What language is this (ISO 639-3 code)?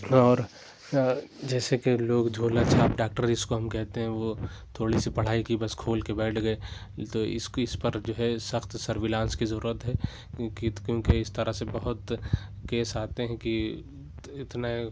urd